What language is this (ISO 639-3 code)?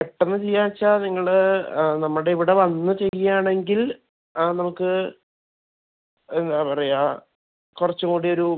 mal